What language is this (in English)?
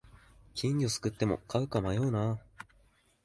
Japanese